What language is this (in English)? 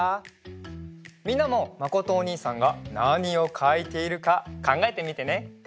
Japanese